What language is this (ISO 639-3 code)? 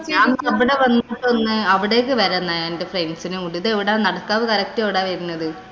mal